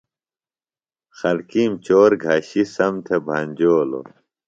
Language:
Phalura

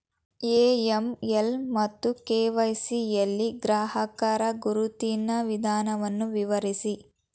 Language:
Kannada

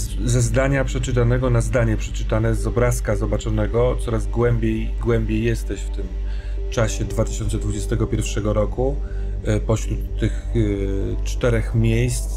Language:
Polish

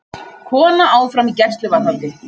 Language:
Icelandic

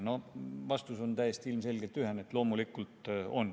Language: Estonian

